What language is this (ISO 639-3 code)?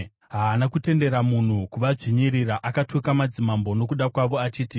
sna